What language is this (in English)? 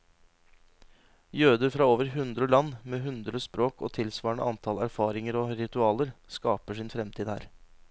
Norwegian